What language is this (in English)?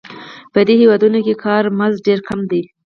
Pashto